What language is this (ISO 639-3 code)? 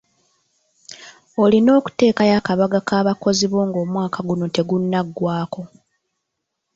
lug